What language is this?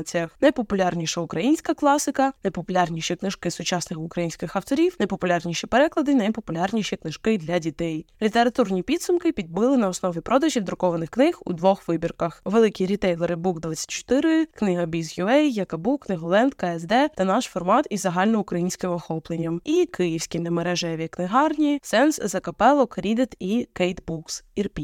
Ukrainian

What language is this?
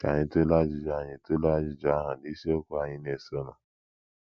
Igbo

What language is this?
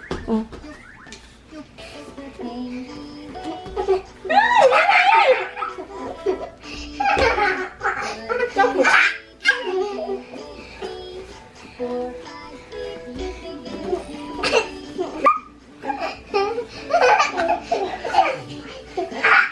Korean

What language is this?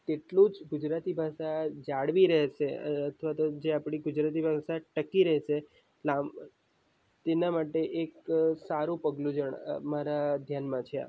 Gujarati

